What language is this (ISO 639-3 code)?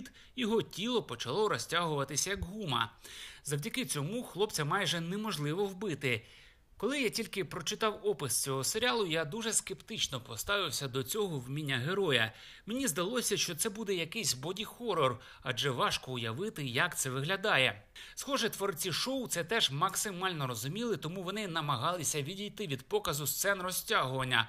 ukr